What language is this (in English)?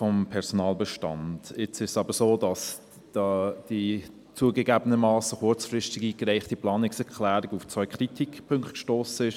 Swiss German